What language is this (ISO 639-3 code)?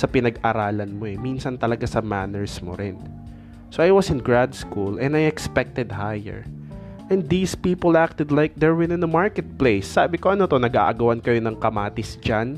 fil